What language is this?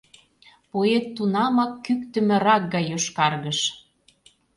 Mari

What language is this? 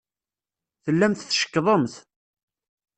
Kabyle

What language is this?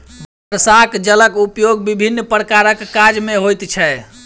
Maithili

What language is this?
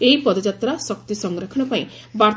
Odia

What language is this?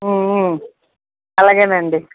Telugu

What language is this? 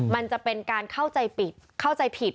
Thai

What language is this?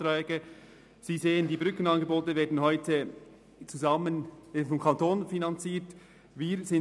Swiss German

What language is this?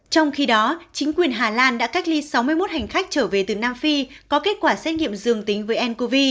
Vietnamese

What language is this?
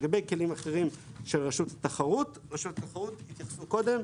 Hebrew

